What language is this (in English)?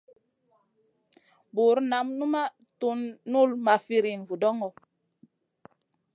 Masana